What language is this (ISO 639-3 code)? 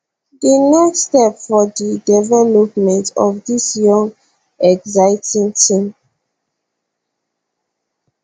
pcm